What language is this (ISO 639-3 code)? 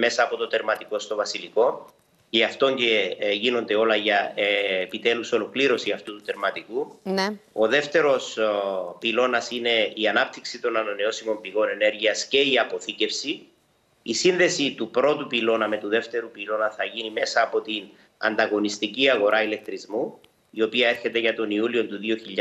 ell